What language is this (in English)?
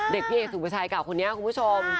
Thai